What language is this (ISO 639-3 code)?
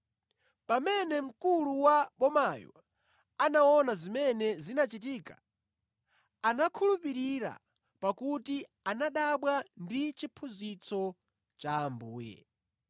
nya